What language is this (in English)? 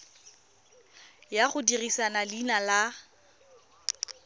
Tswana